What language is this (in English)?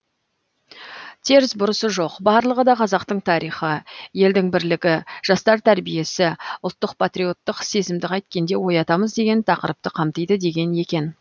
Kazakh